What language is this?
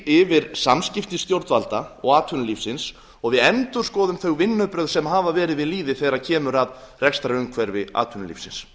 Icelandic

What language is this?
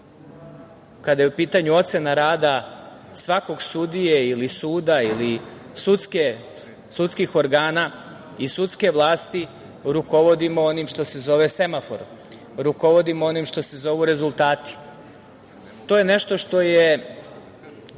Serbian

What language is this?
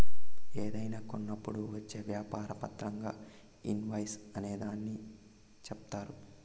Telugu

